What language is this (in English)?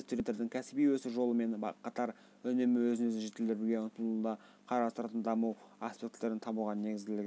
Kazakh